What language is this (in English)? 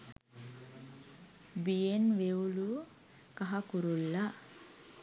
Sinhala